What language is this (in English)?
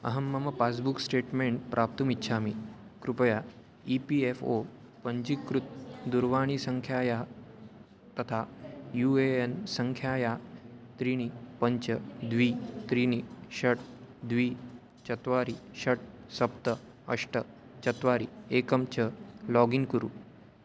Sanskrit